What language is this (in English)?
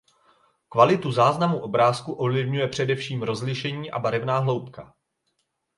Czech